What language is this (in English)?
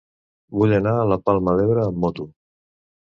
Catalan